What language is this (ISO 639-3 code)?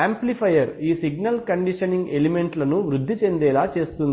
tel